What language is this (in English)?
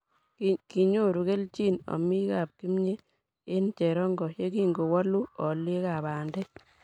Kalenjin